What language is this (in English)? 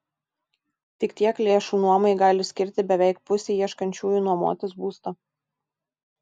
Lithuanian